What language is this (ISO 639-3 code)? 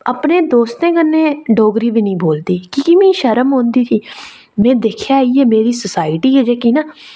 doi